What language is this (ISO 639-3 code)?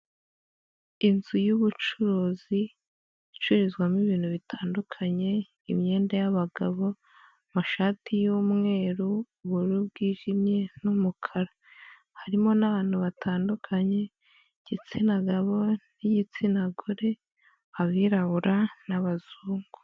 kin